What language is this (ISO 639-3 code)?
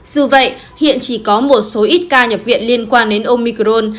vie